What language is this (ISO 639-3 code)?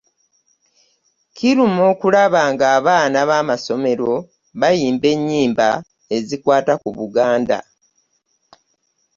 lug